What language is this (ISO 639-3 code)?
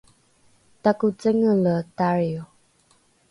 dru